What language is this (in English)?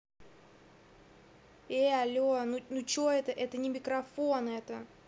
Russian